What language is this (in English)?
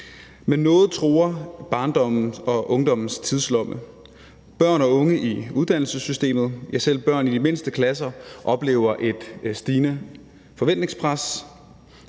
Danish